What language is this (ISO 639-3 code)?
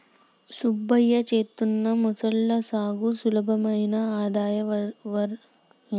tel